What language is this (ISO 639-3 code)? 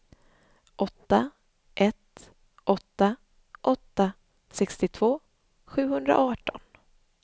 swe